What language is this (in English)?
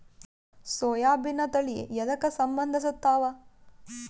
Kannada